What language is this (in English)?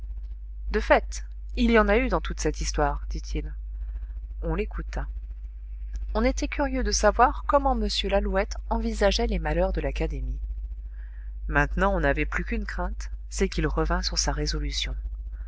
French